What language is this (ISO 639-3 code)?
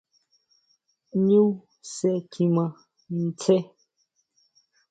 mau